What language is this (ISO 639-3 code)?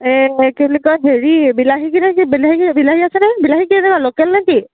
asm